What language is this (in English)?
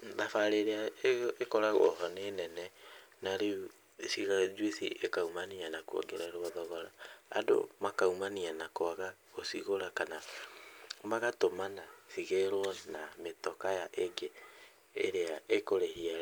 Kikuyu